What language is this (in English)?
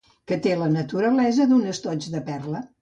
Catalan